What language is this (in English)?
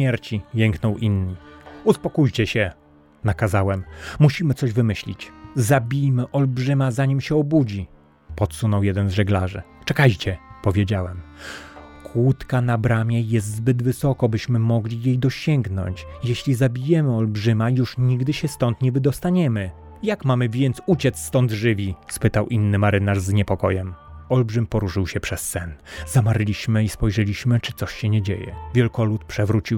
Polish